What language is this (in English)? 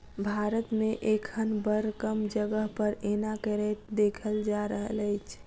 Maithili